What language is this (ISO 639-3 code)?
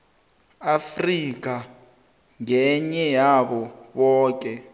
nbl